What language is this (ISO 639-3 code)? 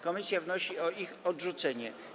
pol